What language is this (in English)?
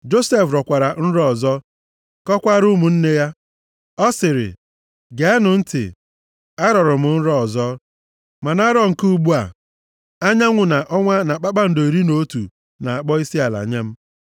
Igbo